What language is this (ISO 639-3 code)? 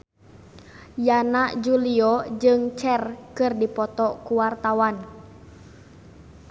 sun